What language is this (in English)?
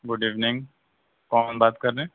Urdu